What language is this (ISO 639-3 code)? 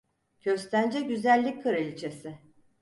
tur